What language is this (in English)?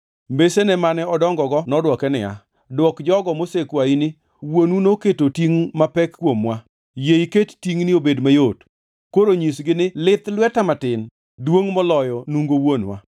Luo (Kenya and Tanzania)